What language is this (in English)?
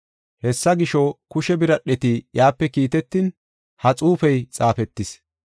Gofa